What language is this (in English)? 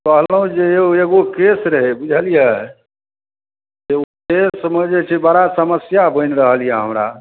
Maithili